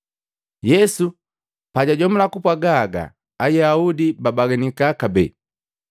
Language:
Matengo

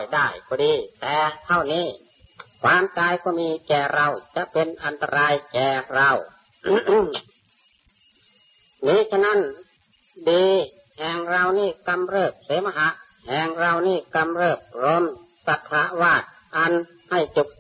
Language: Thai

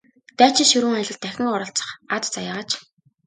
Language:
Mongolian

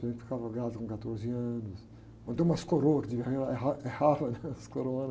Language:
Portuguese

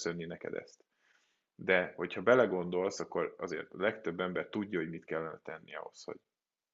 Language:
Hungarian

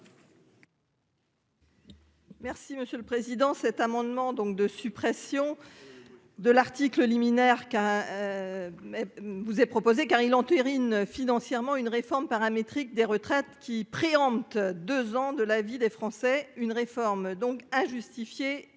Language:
French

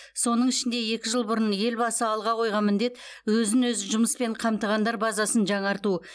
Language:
Kazakh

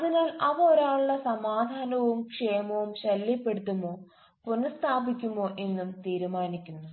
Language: Malayalam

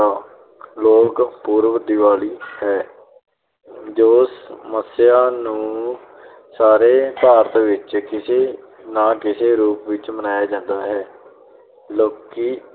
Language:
Punjabi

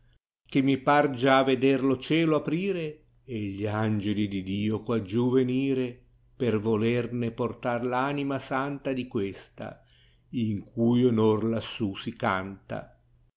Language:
Italian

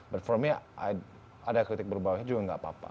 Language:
Indonesian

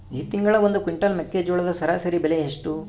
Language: Kannada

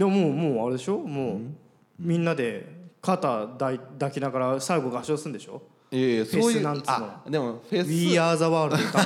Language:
Japanese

